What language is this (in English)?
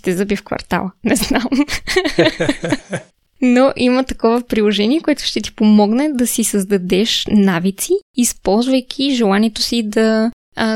Bulgarian